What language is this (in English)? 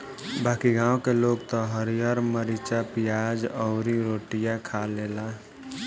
Bhojpuri